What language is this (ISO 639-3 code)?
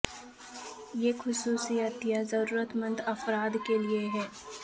urd